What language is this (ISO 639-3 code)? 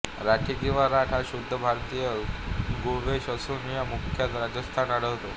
mar